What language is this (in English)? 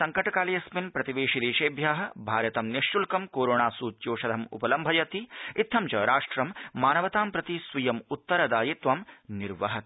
Sanskrit